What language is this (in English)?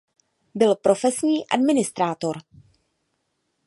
Czech